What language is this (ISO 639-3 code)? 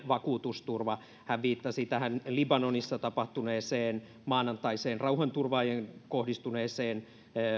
fin